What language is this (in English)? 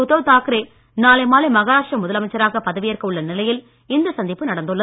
Tamil